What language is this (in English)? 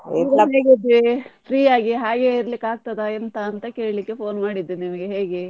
Kannada